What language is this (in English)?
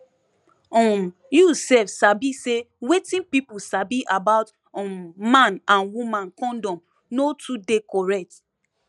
Nigerian Pidgin